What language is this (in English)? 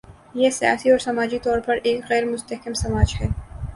Urdu